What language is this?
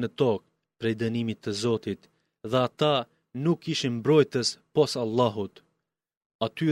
Greek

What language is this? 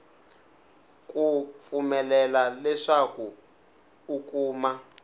Tsonga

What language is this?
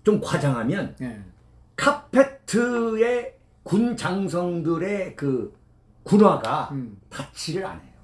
Korean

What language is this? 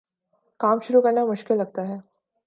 Urdu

